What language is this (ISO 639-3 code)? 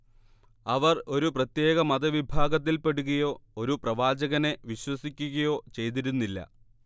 mal